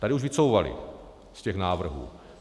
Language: Czech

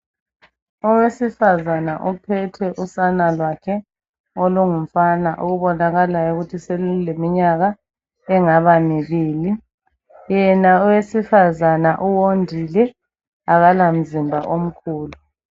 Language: North Ndebele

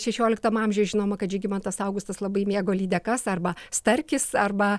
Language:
Lithuanian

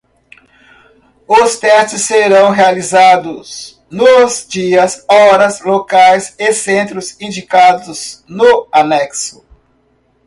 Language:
Portuguese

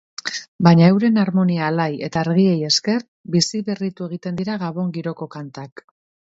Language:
Basque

